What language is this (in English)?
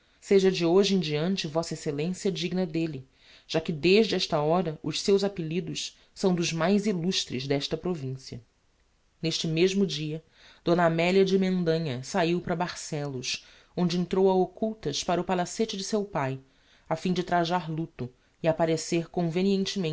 Portuguese